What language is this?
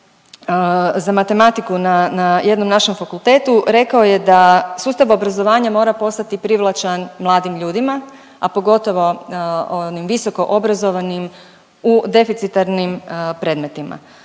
Croatian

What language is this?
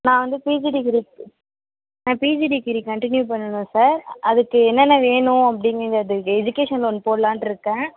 Tamil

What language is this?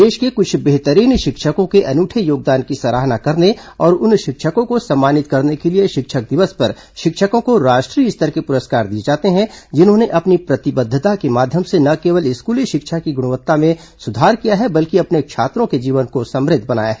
Hindi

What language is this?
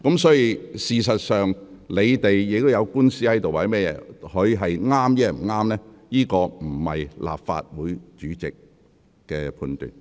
Cantonese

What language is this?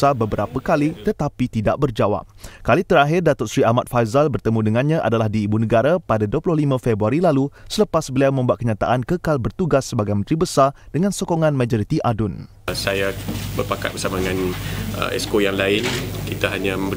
Malay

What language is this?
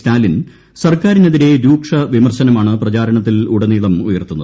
Malayalam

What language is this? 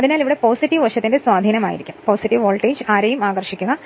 Malayalam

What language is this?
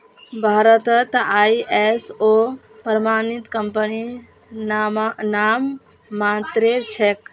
Magahi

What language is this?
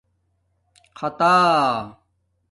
Domaaki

